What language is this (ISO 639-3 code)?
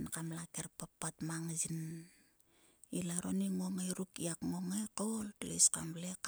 sua